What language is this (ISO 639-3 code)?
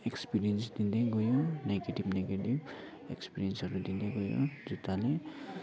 nep